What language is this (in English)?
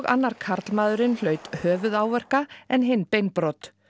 Icelandic